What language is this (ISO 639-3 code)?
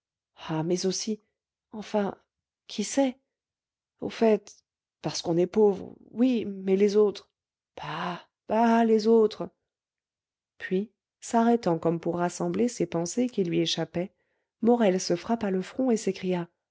fra